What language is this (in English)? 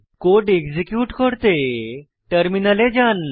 Bangla